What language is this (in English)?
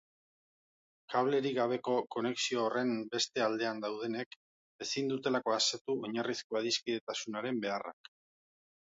Basque